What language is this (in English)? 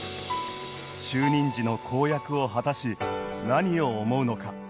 Japanese